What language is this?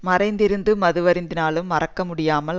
Tamil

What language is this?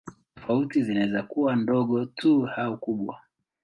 Swahili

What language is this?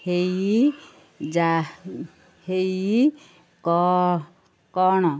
Odia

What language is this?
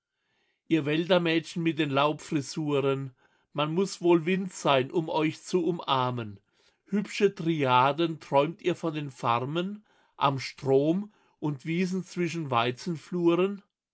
German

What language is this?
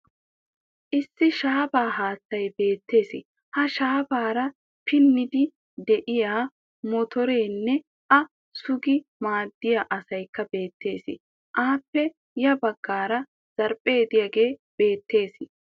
Wolaytta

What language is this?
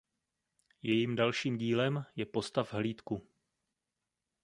Czech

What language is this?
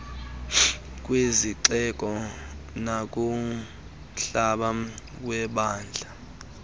Xhosa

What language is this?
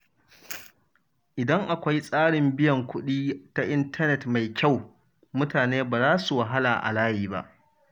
Hausa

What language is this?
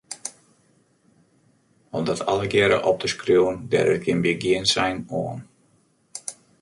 Western Frisian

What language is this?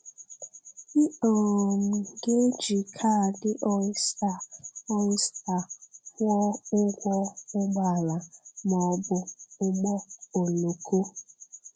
Igbo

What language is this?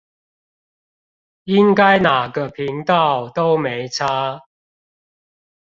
Chinese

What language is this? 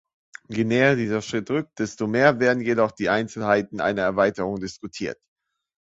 German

